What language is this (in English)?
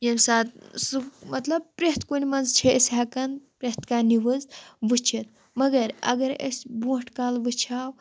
Kashmiri